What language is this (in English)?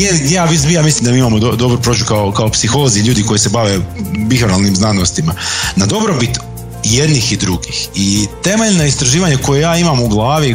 Croatian